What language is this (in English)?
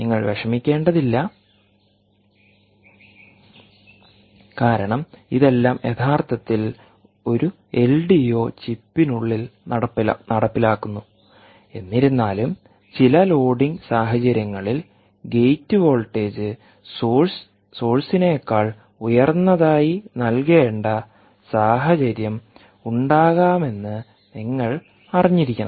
Malayalam